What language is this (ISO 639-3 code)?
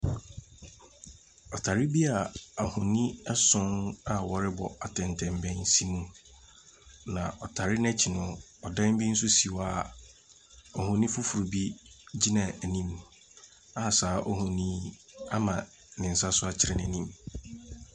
aka